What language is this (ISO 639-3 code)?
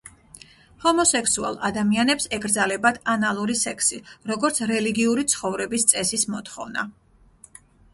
kat